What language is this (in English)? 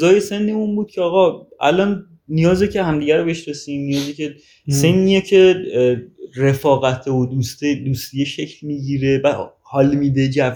Persian